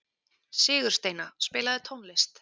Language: Icelandic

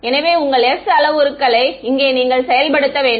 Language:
Tamil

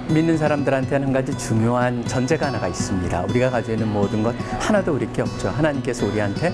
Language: Korean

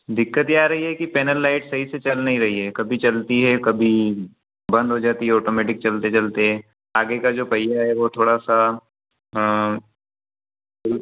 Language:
Hindi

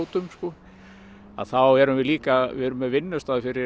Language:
Icelandic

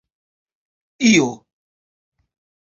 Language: Esperanto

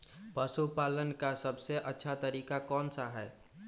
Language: Magahi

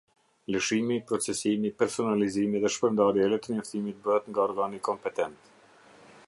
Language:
Albanian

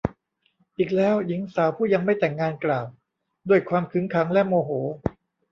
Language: Thai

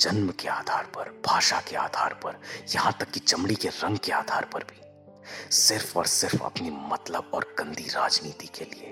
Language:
Hindi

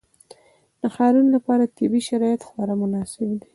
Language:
Pashto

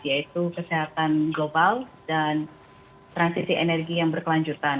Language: Indonesian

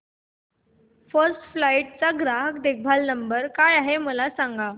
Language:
Marathi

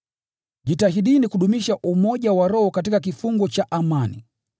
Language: Swahili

